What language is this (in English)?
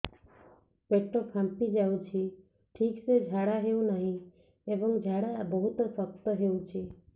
Odia